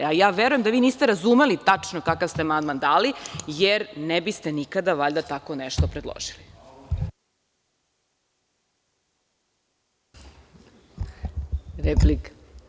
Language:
Serbian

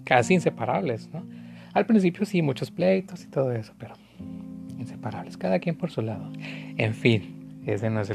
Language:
Spanish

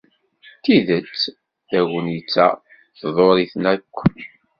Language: Kabyle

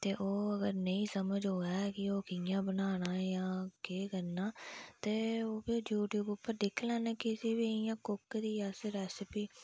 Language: Dogri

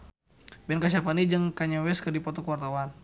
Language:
Sundanese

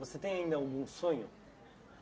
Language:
Portuguese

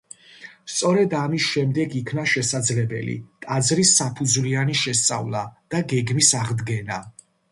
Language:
Georgian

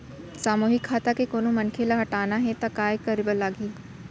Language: Chhattisgarhi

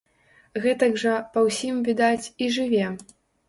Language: Belarusian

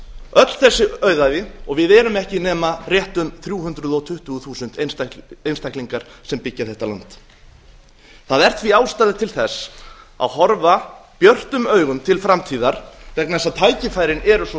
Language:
Icelandic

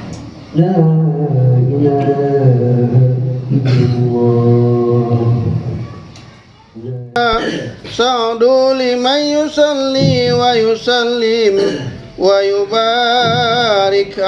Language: Indonesian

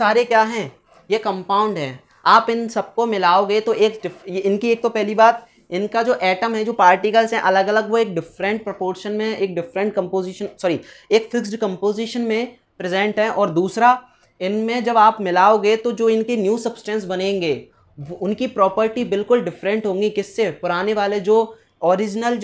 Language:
Hindi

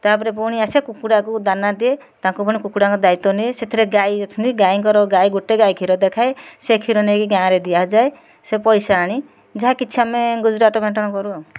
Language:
Odia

